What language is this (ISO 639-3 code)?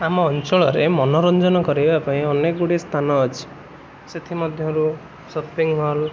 ori